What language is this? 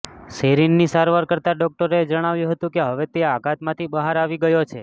Gujarati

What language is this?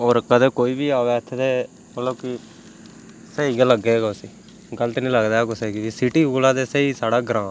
Dogri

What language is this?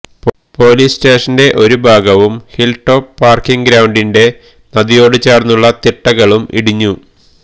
Malayalam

